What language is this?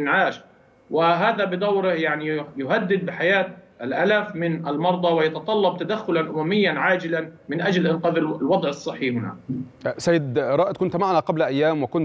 Arabic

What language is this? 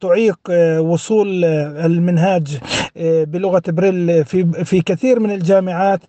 Arabic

